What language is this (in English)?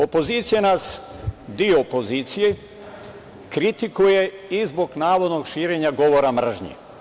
Serbian